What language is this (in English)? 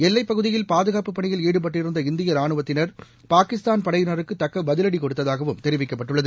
Tamil